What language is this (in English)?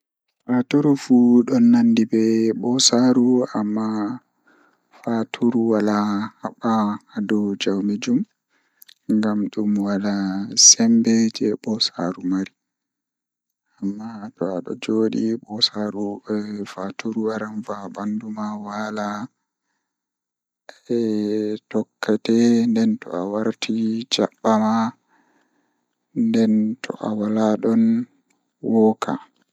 Fula